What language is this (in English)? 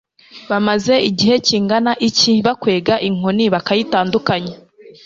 Kinyarwanda